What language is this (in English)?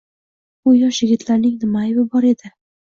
Uzbek